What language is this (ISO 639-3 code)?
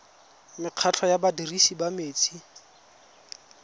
tsn